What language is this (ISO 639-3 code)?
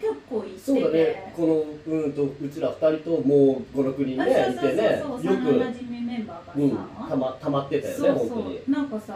jpn